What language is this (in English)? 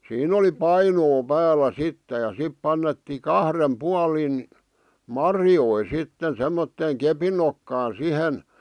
Finnish